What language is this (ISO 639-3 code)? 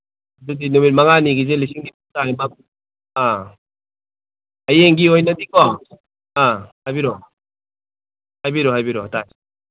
mni